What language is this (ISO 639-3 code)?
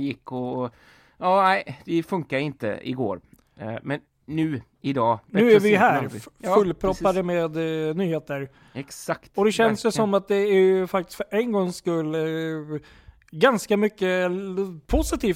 swe